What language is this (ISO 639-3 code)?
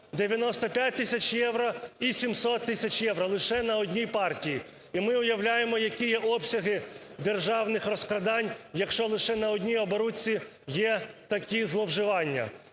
ukr